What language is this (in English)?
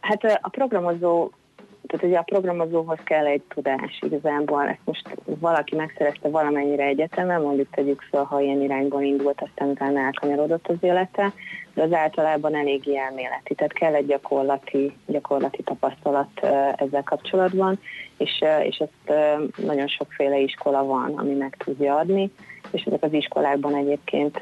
Hungarian